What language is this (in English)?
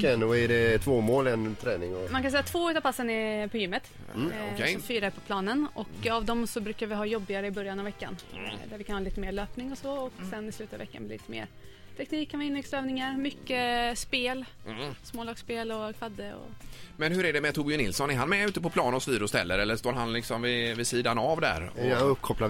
Swedish